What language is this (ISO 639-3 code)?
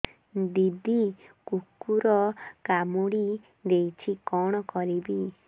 ori